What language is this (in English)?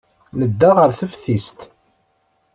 Kabyle